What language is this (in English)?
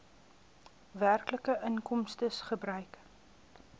Afrikaans